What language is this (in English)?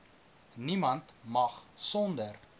Afrikaans